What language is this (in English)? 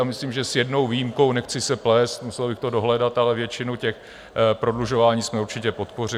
Czech